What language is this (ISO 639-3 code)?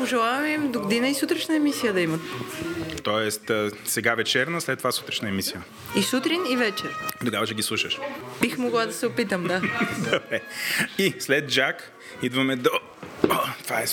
bul